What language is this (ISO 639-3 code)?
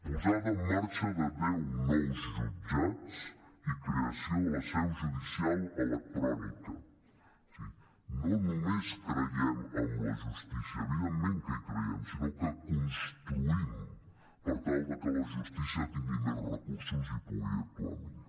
cat